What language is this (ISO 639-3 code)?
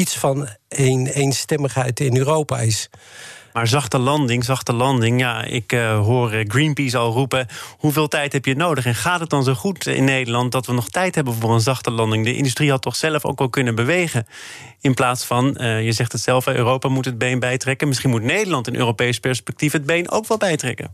nld